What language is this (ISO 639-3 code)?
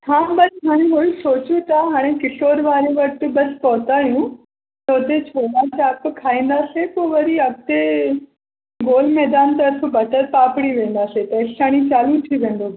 snd